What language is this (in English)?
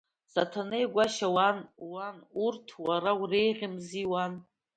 Abkhazian